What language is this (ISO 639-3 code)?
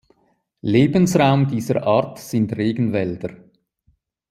deu